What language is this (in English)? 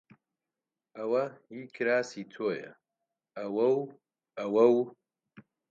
Central Kurdish